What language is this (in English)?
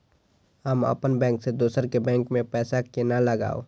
Maithili